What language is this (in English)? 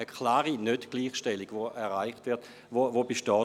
Swiss German